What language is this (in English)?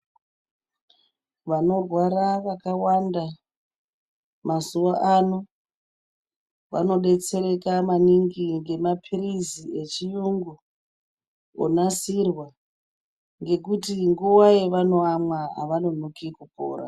Ndau